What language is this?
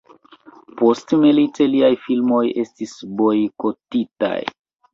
Esperanto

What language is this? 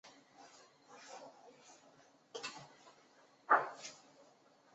Chinese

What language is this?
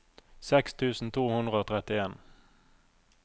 Norwegian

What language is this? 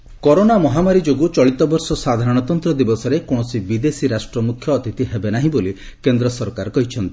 Odia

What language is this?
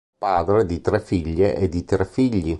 Italian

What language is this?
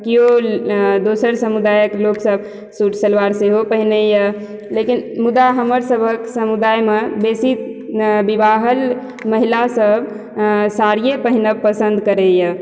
Maithili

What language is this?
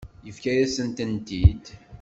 Kabyle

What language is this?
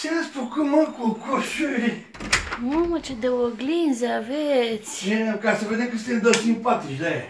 Romanian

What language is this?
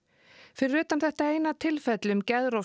Icelandic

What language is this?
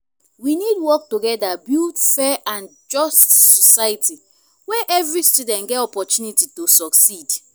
Nigerian Pidgin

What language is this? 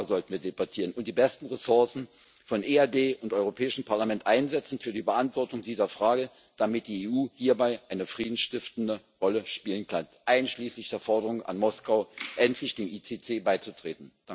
German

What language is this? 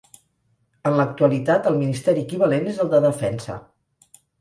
Catalan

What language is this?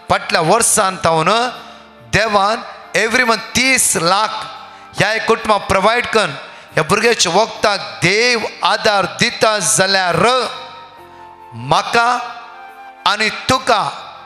Marathi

